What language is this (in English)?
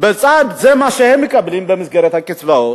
Hebrew